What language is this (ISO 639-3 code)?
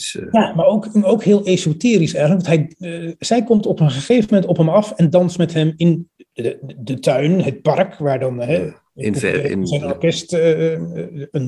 nld